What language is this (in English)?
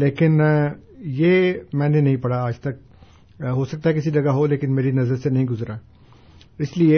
Urdu